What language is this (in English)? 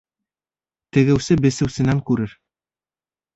Bashkir